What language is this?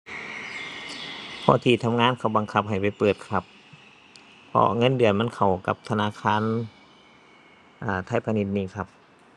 Thai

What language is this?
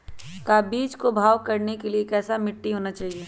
Magahi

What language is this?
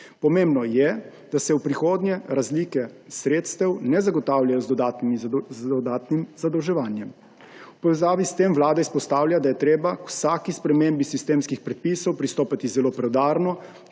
Slovenian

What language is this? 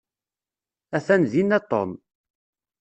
Kabyle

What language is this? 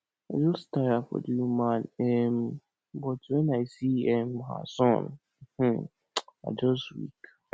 Nigerian Pidgin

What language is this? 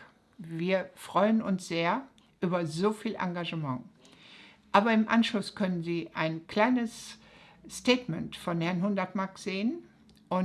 German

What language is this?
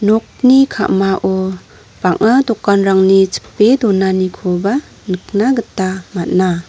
Garo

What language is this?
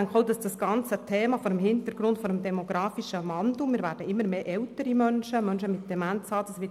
Swiss German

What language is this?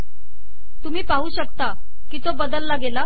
Marathi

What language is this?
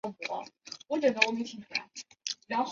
Chinese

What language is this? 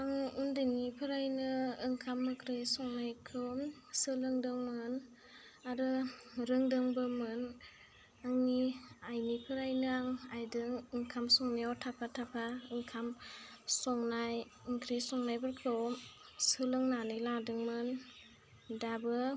Bodo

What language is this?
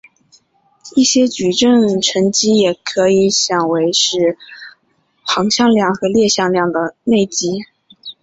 Chinese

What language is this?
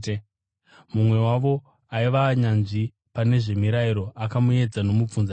Shona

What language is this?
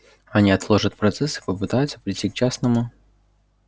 Russian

